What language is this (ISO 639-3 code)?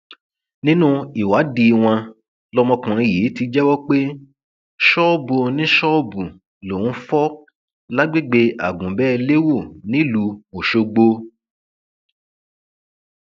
yor